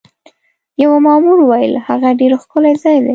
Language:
Pashto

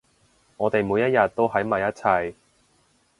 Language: Cantonese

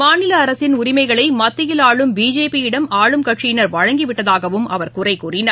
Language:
Tamil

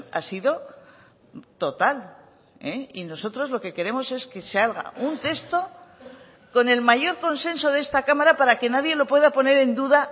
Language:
Spanish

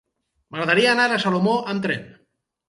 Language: Catalan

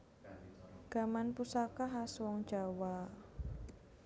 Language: Javanese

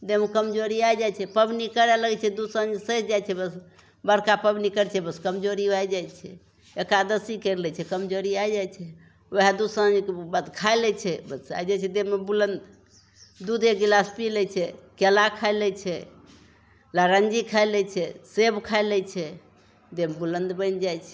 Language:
Maithili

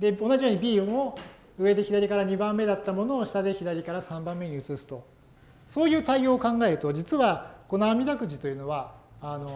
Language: Japanese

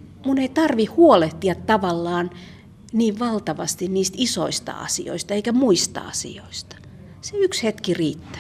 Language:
Finnish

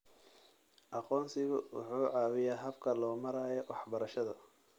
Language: Somali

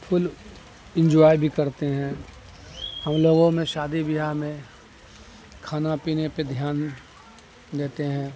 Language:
Urdu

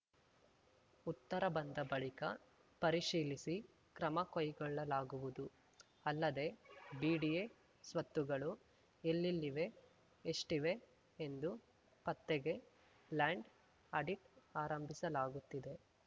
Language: Kannada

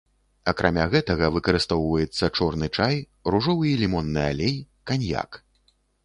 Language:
Belarusian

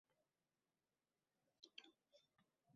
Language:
Uzbek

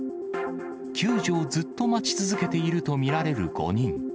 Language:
Japanese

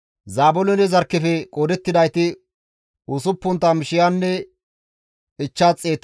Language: Gamo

